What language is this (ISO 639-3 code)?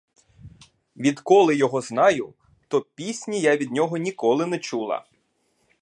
ukr